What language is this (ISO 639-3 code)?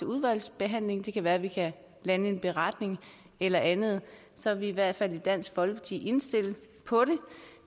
dan